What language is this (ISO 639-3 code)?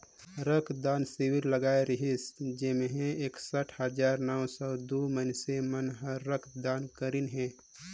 hne